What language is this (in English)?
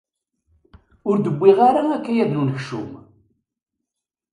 Kabyle